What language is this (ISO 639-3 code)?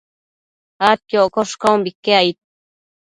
mcf